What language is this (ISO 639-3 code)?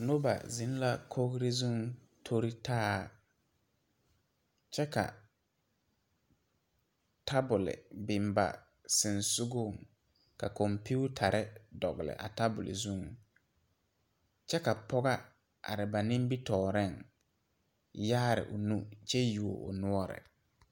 dga